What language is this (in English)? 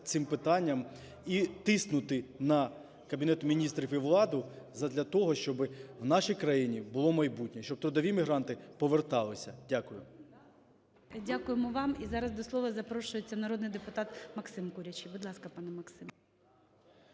Ukrainian